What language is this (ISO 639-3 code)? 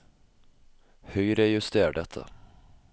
nor